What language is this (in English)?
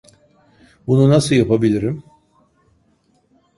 Turkish